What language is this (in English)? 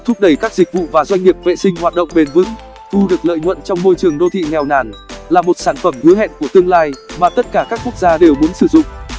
Vietnamese